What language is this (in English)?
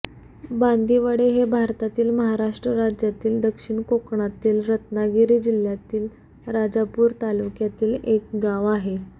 Marathi